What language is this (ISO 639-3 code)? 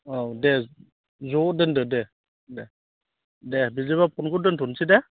brx